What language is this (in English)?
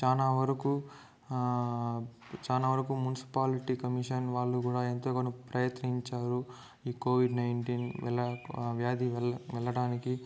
Telugu